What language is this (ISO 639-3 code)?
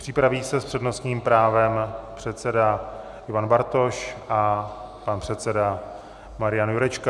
ces